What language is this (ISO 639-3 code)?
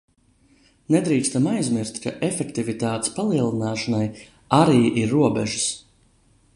lav